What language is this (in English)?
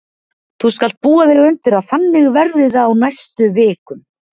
Icelandic